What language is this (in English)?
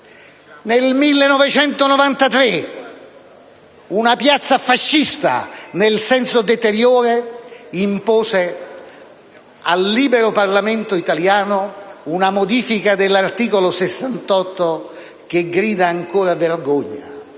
Italian